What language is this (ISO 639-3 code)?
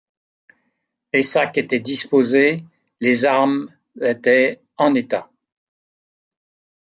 fra